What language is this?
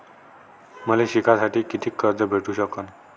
Marathi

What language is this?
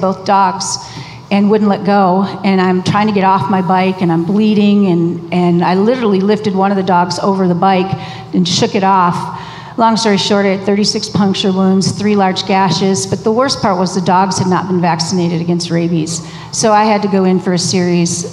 English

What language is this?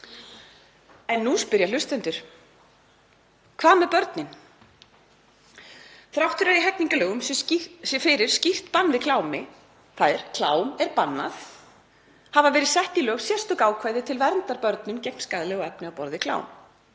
Icelandic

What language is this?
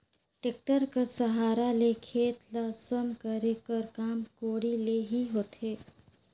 Chhattisgarhi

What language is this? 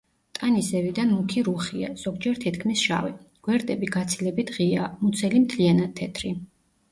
Georgian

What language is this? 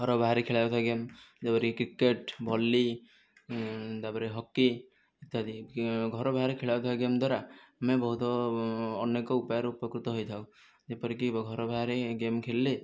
Odia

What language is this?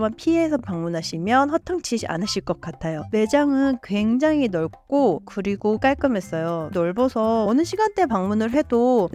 Korean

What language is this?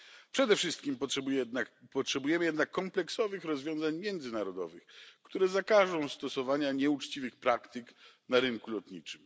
Polish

